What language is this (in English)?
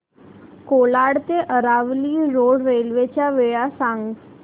Marathi